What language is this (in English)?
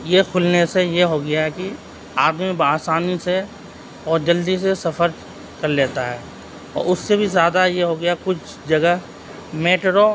Urdu